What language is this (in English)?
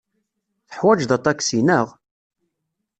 Kabyle